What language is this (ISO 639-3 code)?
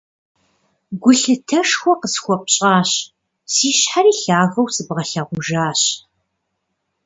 kbd